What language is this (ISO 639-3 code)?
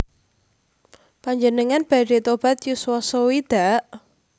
jav